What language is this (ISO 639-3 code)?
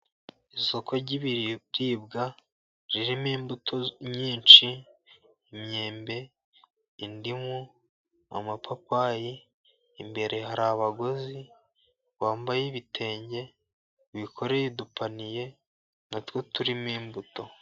kin